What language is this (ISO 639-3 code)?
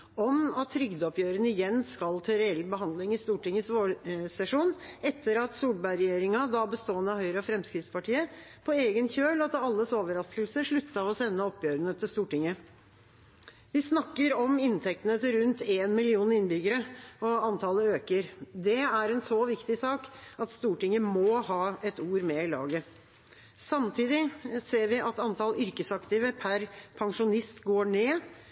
nob